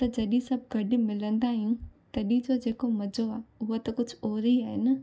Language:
Sindhi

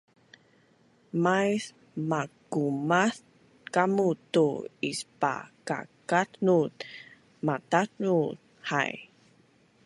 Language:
Bunun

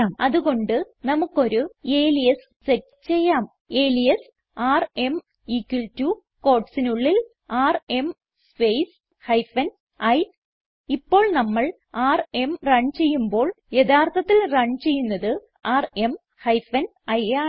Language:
Malayalam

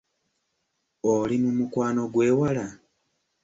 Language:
Ganda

